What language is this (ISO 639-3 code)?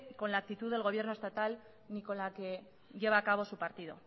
spa